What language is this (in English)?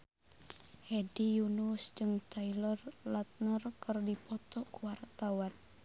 Sundanese